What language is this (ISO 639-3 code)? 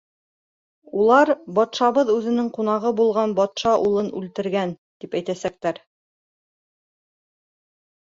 bak